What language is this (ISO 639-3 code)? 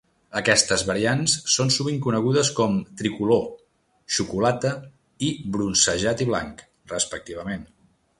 cat